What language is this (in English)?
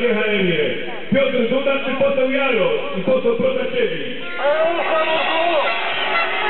Polish